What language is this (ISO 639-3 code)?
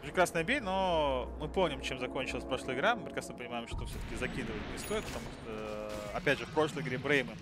rus